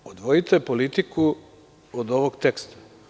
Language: Serbian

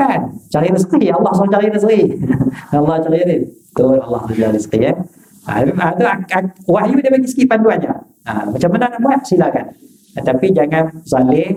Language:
Malay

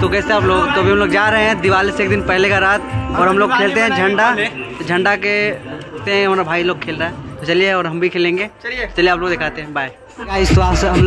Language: Arabic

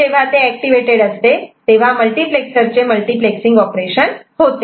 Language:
Marathi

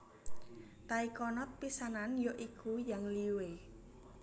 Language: Javanese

